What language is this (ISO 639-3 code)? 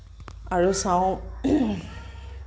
asm